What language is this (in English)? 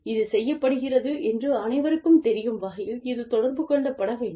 Tamil